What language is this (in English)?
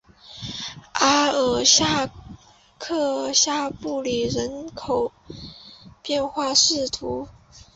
Chinese